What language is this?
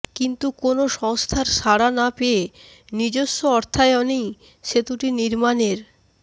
Bangla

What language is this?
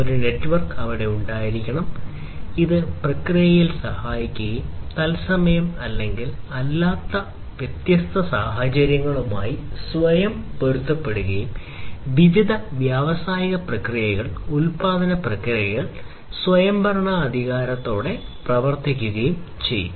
Malayalam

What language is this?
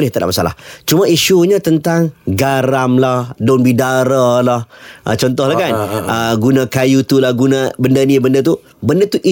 Malay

